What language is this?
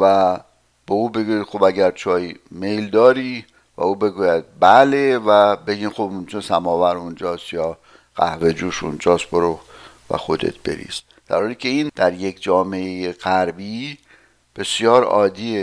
Persian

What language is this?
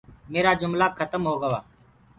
Gurgula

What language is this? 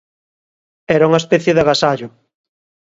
Galician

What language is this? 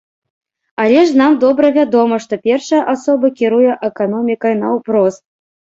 Belarusian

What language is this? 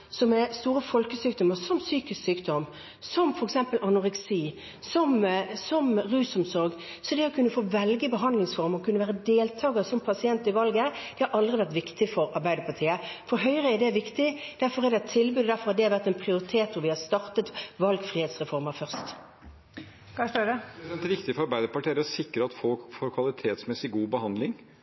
Norwegian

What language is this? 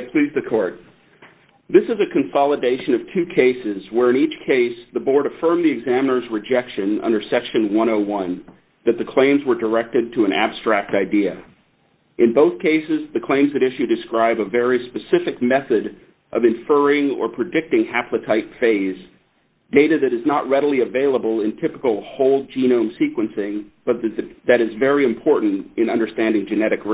English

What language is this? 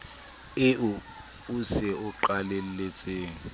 Southern Sotho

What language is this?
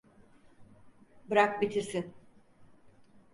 Turkish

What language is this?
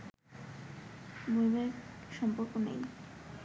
Bangla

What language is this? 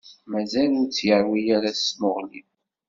Kabyle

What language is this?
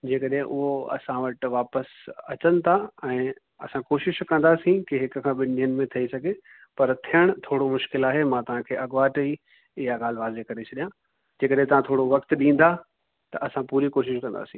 Sindhi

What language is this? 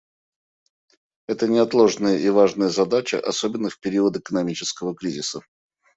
Russian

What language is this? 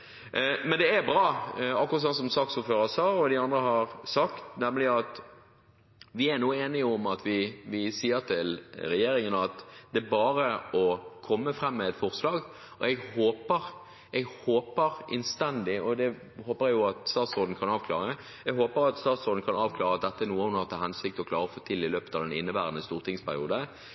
Norwegian Bokmål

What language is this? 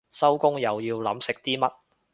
Cantonese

